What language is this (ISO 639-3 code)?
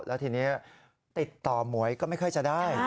tha